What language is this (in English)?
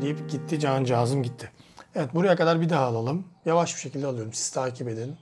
Turkish